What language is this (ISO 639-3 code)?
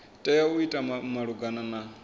ven